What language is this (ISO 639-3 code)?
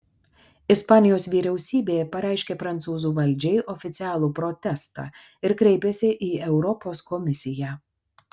lit